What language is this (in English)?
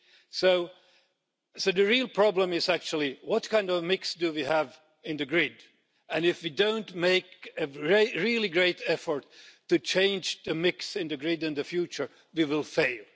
English